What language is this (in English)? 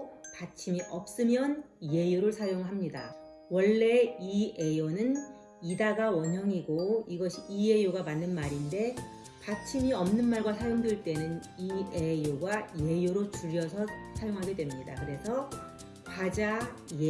Korean